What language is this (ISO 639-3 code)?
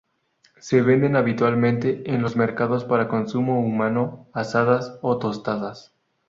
spa